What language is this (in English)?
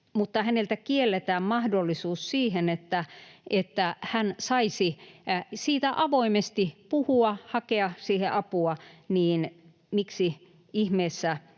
Finnish